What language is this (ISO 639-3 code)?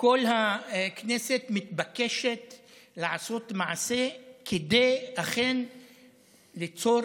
heb